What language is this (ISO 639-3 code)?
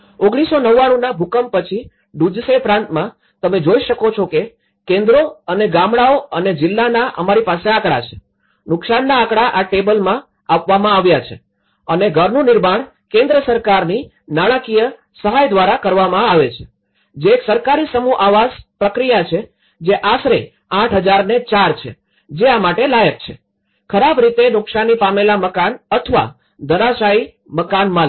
guj